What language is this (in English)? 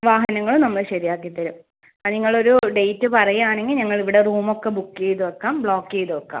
Malayalam